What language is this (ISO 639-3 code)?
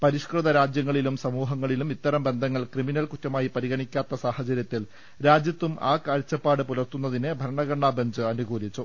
mal